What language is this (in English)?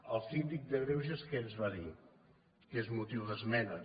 Catalan